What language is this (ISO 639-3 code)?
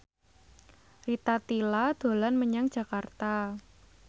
jav